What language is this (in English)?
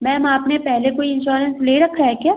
Hindi